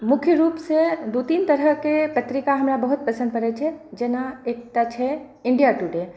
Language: Maithili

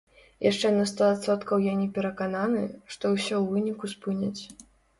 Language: Belarusian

